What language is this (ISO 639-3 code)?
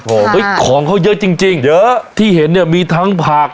tha